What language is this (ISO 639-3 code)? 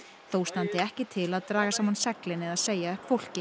isl